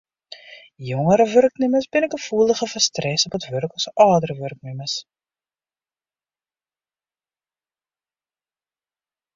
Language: Western Frisian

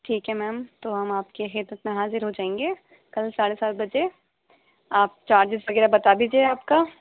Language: Urdu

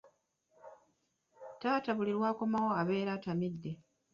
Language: Ganda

